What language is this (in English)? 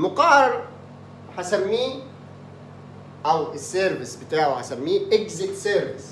Arabic